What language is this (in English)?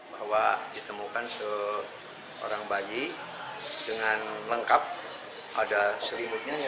Indonesian